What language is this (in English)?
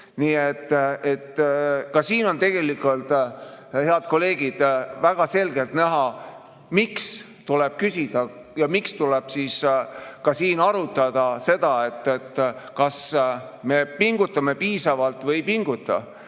Estonian